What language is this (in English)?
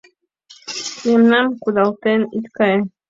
Mari